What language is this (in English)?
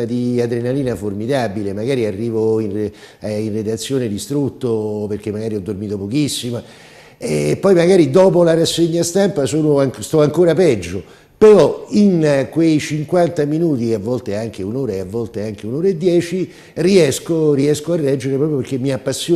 Italian